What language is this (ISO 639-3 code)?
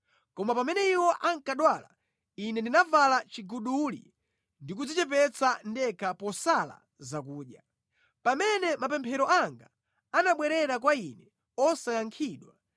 nya